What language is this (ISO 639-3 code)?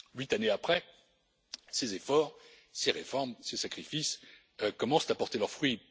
fra